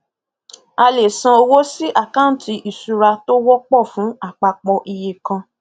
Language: Yoruba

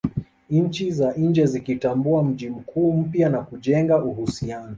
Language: Swahili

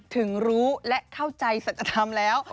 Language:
Thai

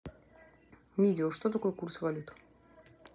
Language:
Russian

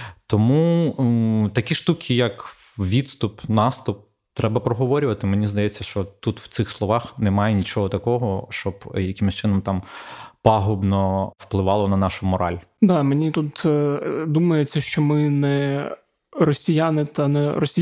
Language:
Ukrainian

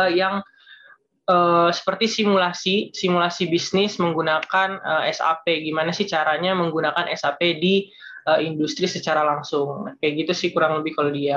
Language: Indonesian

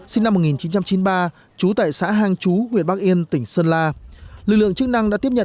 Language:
Vietnamese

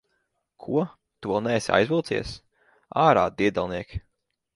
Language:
Latvian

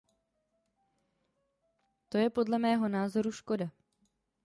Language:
Czech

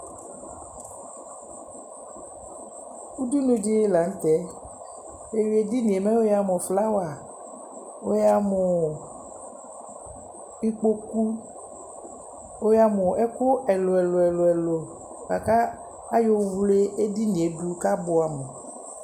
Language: Ikposo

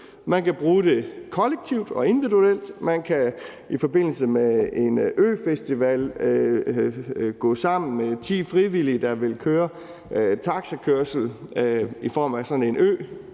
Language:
Danish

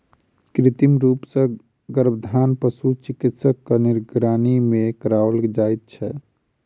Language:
Maithili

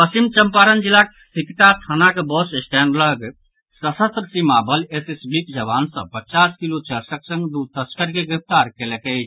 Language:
Maithili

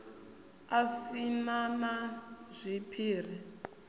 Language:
Venda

